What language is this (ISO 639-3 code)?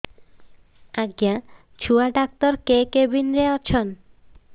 ori